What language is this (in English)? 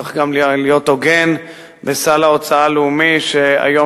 Hebrew